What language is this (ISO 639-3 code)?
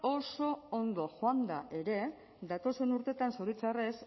eus